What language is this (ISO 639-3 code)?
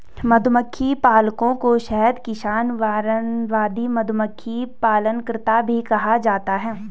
hin